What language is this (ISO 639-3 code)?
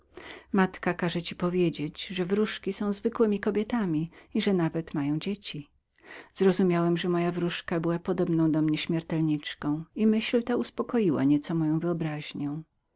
pol